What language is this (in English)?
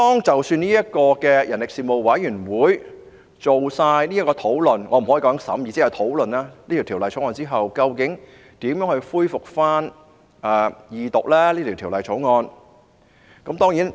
Cantonese